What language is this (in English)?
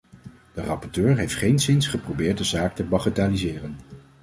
Dutch